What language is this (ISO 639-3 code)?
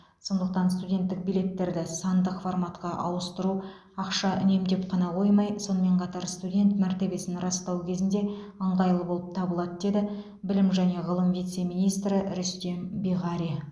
kaz